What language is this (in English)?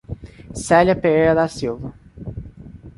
Portuguese